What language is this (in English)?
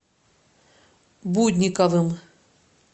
Russian